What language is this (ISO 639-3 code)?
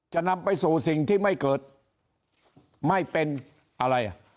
tha